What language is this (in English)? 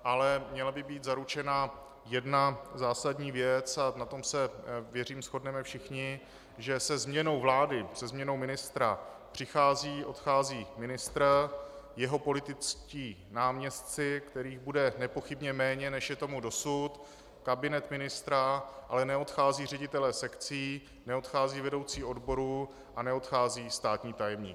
Czech